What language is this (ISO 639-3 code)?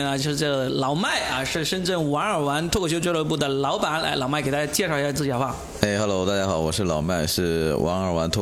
zho